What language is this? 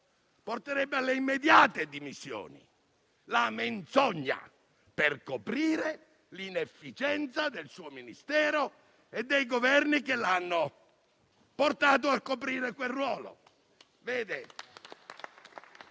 Italian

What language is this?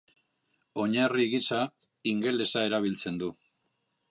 Basque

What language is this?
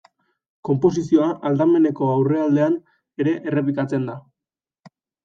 Basque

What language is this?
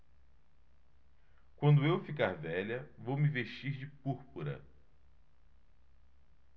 Portuguese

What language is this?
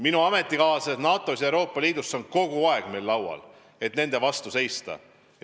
Estonian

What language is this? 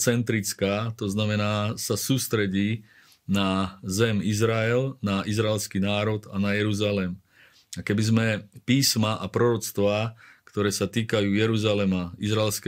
Slovak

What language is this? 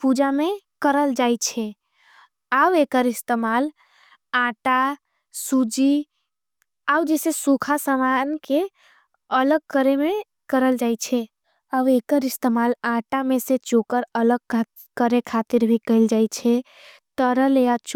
Angika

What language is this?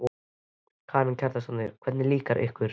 Icelandic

